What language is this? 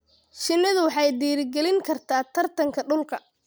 Somali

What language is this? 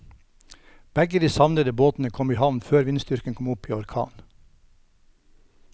Norwegian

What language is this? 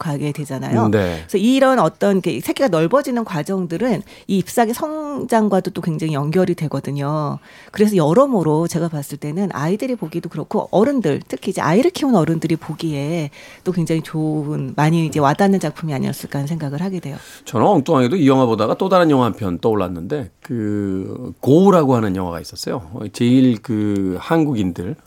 Korean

